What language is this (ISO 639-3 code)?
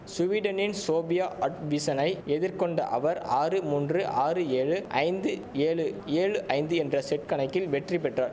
tam